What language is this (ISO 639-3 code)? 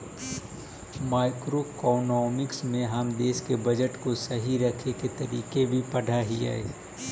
mag